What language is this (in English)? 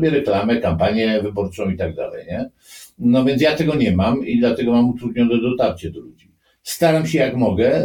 Polish